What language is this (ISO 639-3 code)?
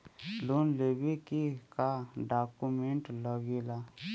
bho